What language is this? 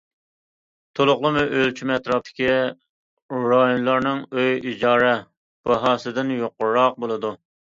Uyghur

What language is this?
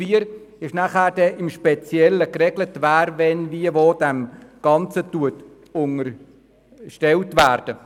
Swiss German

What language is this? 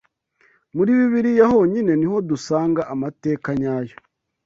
Kinyarwanda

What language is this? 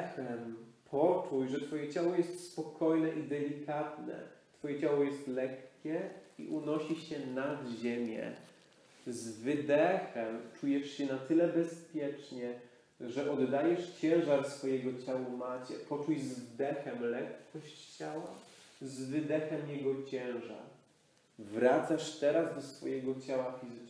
Polish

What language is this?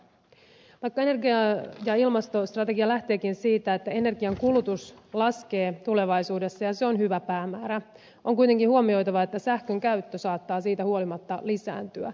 Finnish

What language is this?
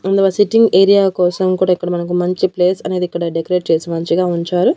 Telugu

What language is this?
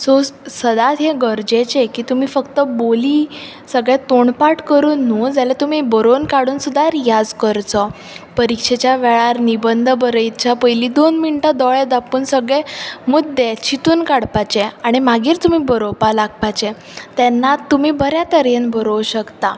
Konkani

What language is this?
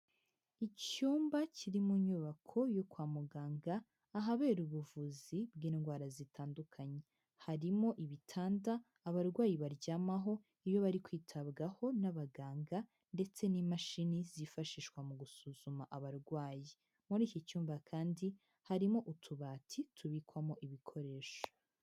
Kinyarwanda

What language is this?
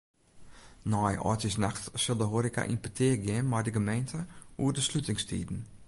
Western Frisian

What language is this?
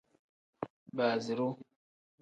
Tem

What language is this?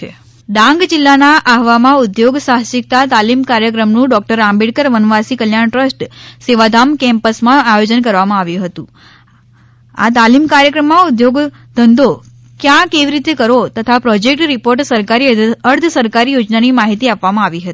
Gujarati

